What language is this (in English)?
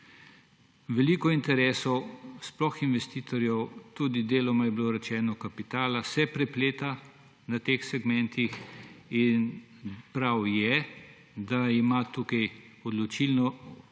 Slovenian